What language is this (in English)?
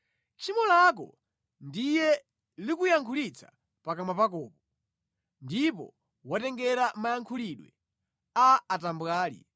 Nyanja